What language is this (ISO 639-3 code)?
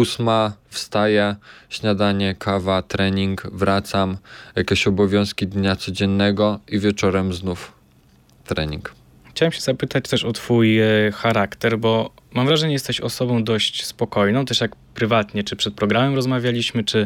pol